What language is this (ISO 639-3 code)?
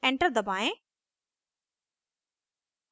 hin